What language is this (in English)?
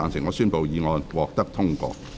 Cantonese